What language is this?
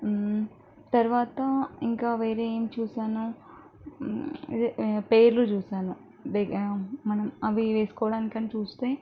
Telugu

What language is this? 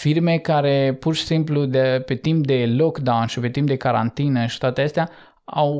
Romanian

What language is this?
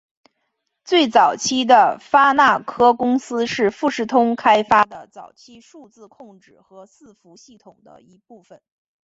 Chinese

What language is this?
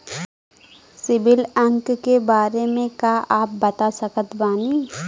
Bhojpuri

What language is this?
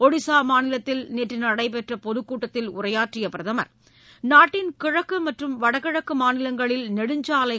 Tamil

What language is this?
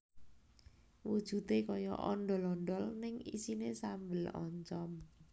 Javanese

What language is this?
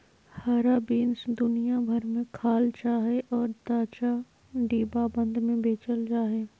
Magahi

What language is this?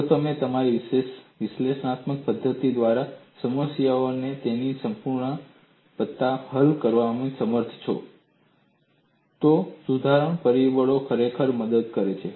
Gujarati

